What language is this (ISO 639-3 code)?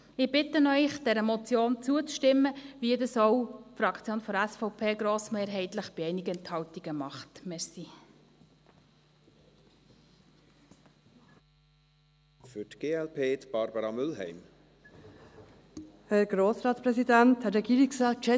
gsw